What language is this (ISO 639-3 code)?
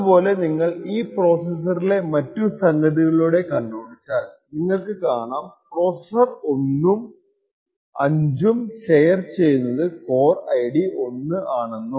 mal